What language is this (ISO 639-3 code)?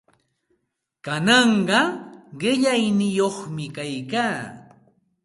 qxt